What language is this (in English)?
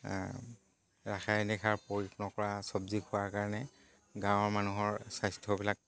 Assamese